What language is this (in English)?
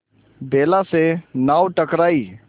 Hindi